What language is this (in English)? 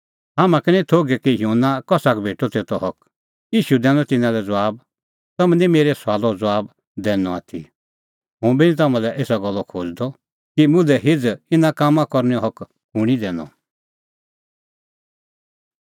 Kullu Pahari